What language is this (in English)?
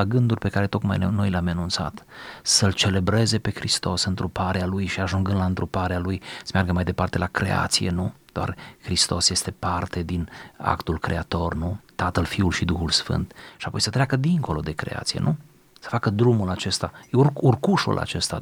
Romanian